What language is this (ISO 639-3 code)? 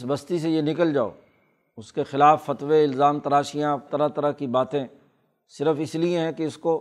urd